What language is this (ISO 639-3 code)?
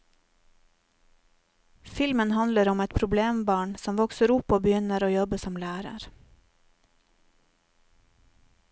nor